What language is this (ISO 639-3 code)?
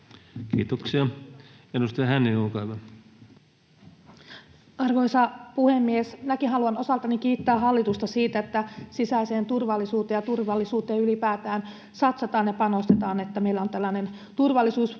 fin